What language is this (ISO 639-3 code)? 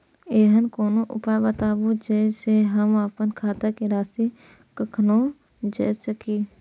mai